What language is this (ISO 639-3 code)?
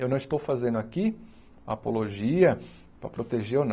por